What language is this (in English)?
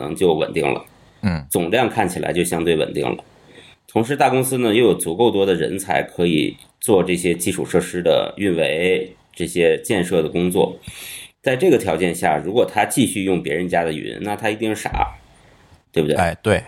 Chinese